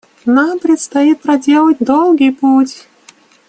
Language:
Russian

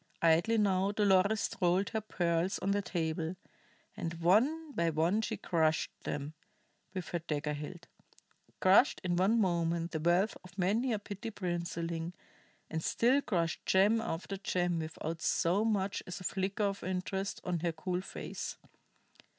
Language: English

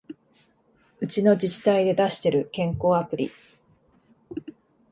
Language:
Japanese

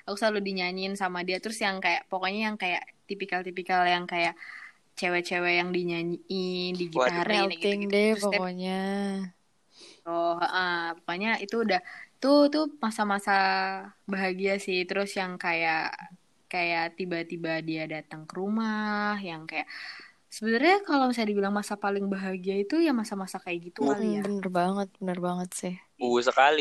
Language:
Indonesian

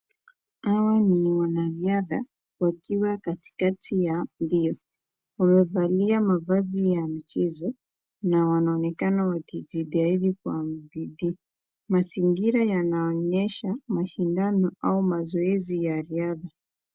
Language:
Swahili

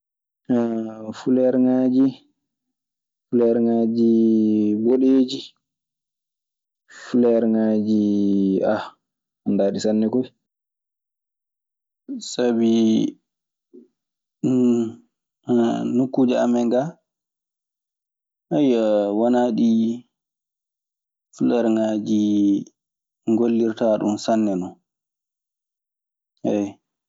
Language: Maasina Fulfulde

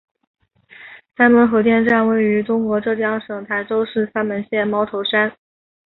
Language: Chinese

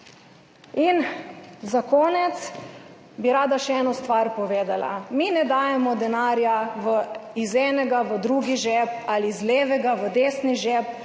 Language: Slovenian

